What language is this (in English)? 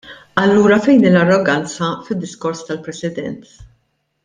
Maltese